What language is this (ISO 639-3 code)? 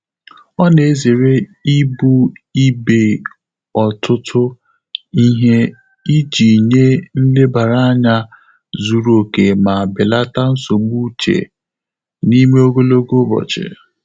ibo